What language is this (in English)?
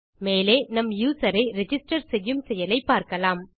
Tamil